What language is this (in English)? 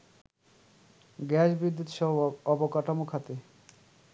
Bangla